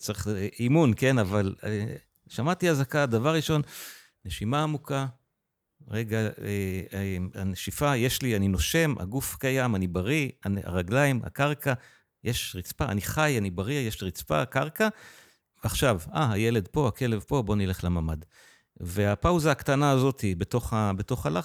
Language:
Hebrew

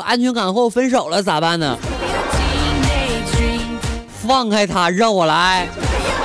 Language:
Chinese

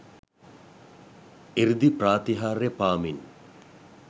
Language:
Sinhala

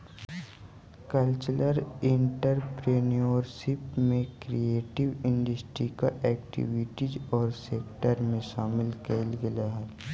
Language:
Magahi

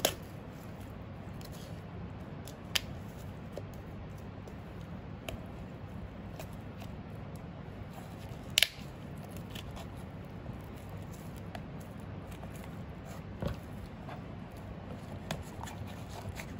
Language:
Dutch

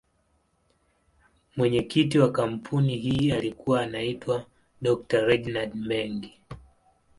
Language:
Swahili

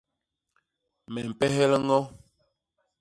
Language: Basaa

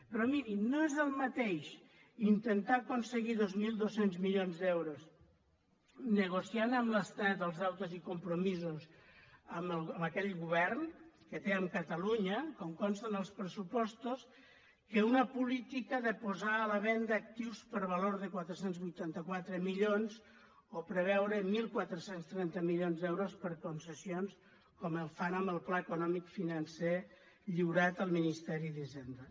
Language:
Catalan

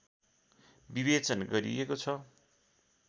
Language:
Nepali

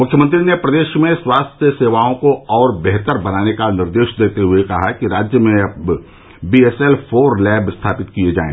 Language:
Hindi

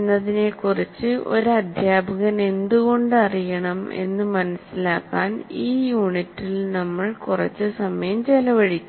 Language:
Malayalam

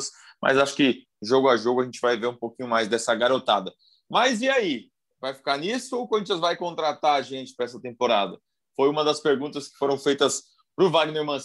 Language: Portuguese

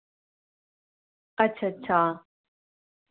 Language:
Dogri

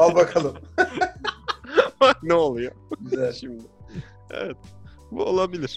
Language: Turkish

